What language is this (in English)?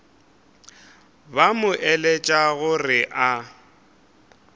Northern Sotho